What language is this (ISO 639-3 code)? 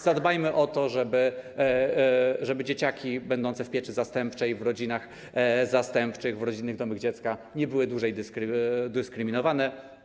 pol